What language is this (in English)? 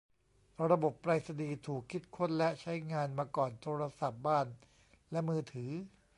Thai